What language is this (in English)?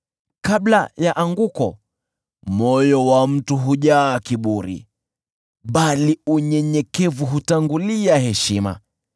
Swahili